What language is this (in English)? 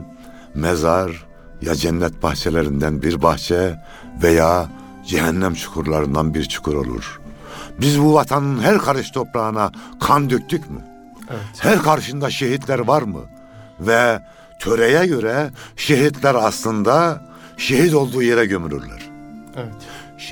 Turkish